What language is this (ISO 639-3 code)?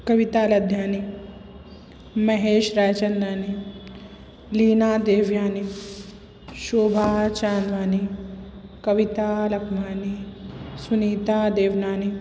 snd